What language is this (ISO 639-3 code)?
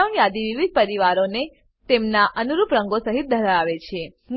guj